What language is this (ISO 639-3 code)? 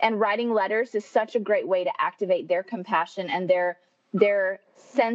eng